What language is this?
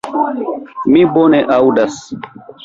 Esperanto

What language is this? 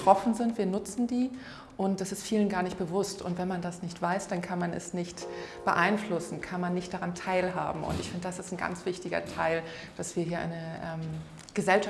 German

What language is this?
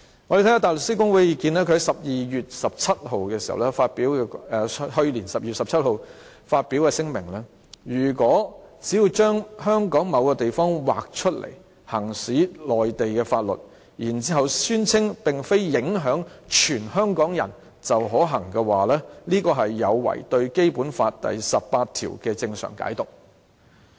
Cantonese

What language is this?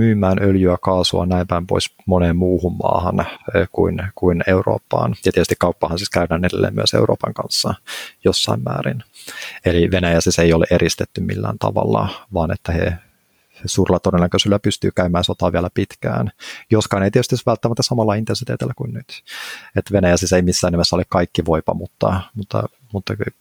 Finnish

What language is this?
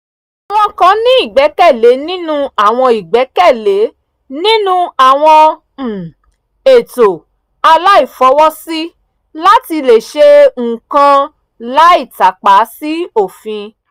Yoruba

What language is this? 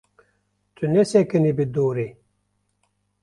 Kurdish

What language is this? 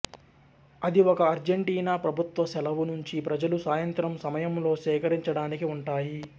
Telugu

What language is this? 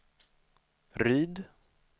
Swedish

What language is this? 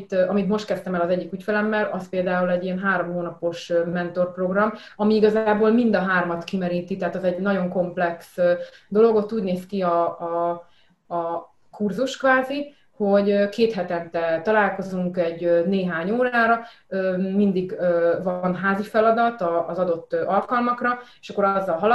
Hungarian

